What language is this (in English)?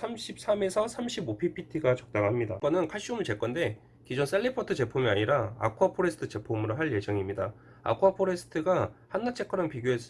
Korean